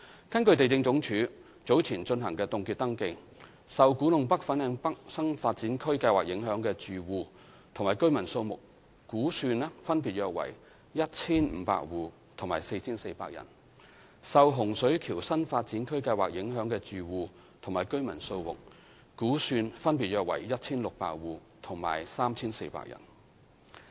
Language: Cantonese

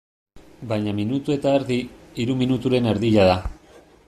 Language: Basque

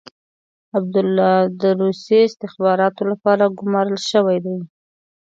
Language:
Pashto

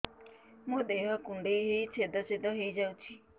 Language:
Odia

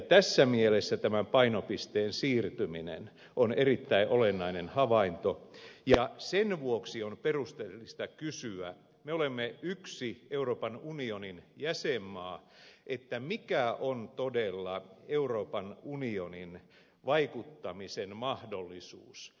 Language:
Finnish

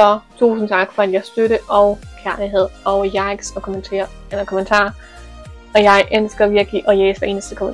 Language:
Danish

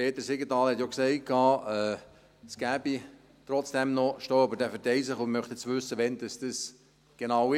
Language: Swiss German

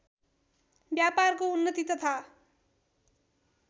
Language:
Nepali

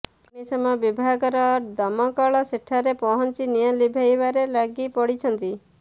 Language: Odia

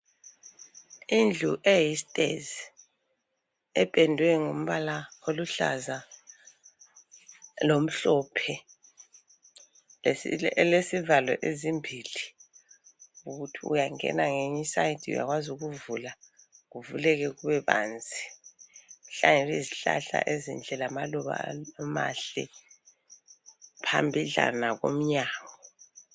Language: North Ndebele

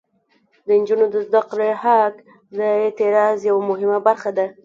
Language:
Pashto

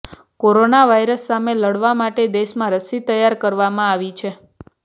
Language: Gujarati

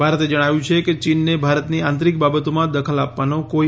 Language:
Gujarati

